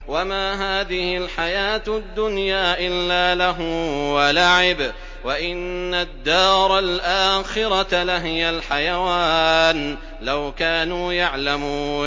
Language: Arabic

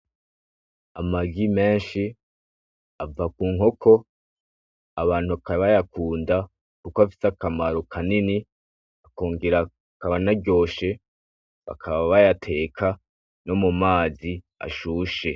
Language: Rundi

